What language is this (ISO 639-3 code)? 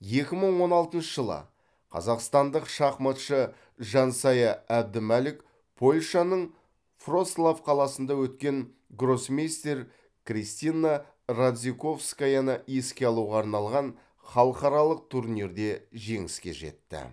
kaz